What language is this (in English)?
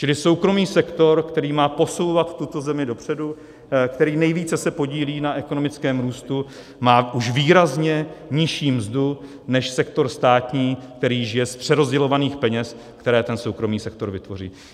Czech